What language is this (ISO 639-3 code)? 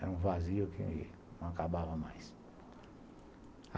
por